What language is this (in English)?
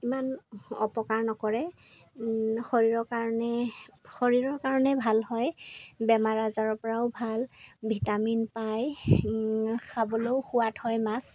Assamese